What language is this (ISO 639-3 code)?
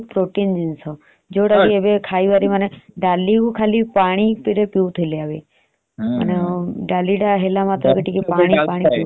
ori